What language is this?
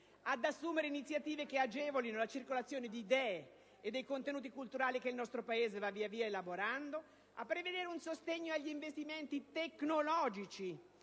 Italian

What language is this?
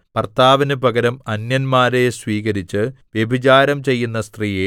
Malayalam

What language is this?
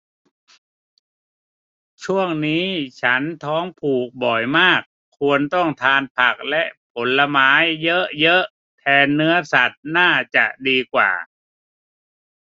Thai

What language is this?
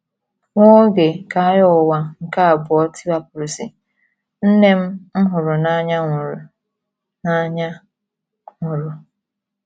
Igbo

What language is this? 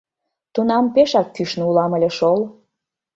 Mari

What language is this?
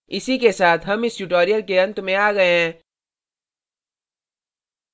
Hindi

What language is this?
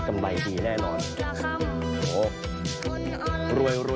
Thai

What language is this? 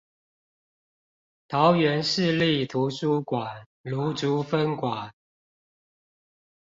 Chinese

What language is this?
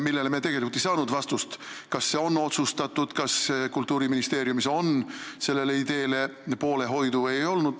Estonian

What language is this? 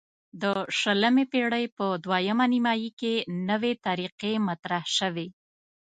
Pashto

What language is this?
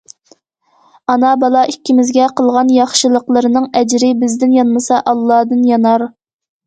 Uyghur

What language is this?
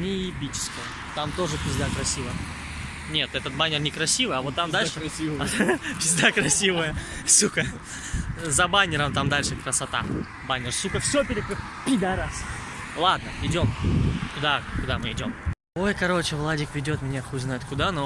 Russian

